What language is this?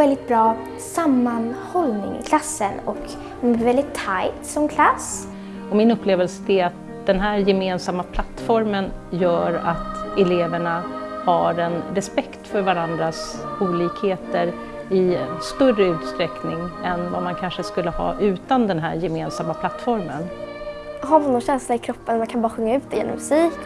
Swedish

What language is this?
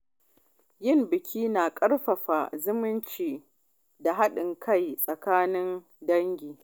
Hausa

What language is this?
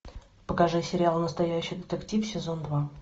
Russian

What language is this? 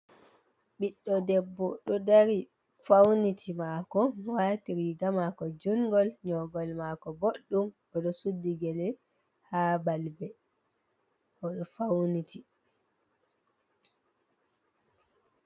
Fula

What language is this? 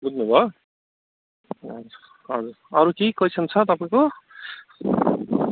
Nepali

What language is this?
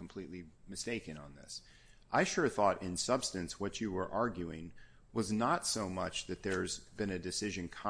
English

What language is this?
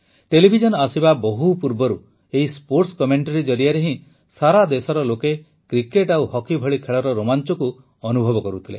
Odia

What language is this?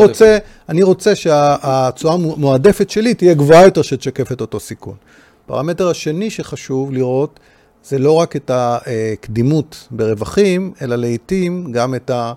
Hebrew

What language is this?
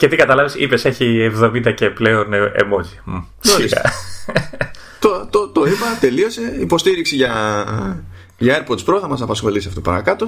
Greek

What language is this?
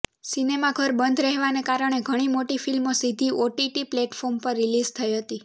Gujarati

